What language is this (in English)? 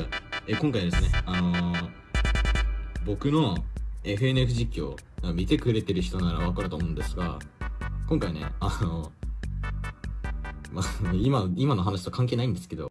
Japanese